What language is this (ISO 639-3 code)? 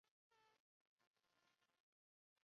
zho